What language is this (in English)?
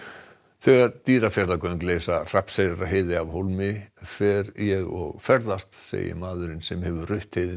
Icelandic